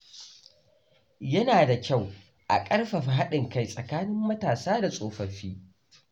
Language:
Hausa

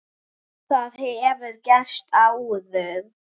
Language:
Icelandic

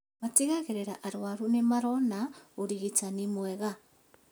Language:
Kikuyu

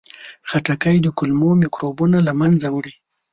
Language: Pashto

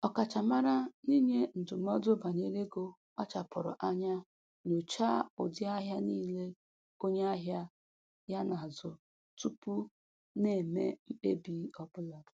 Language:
Igbo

